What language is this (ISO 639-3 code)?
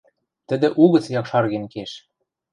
mrj